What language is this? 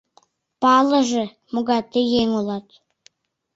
Mari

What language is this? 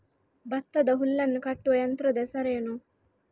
Kannada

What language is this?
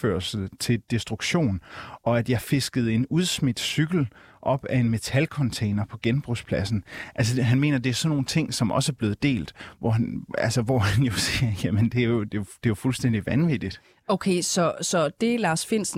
Danish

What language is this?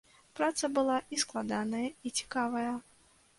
Belarusian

